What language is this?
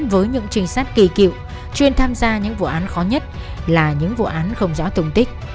Vietnamese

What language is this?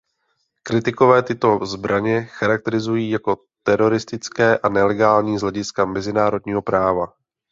Czech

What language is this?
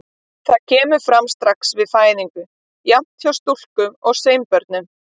Icelandic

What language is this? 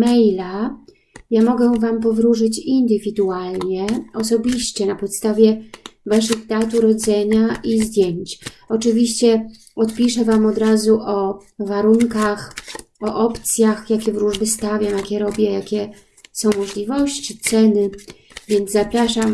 Polish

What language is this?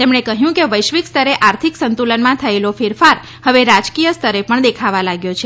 Gujarati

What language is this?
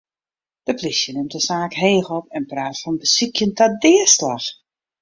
Western Frisian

